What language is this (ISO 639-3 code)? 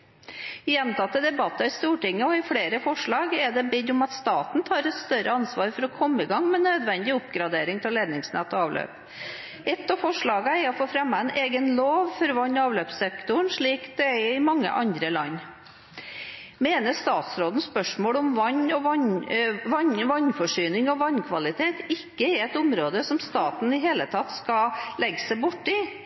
nob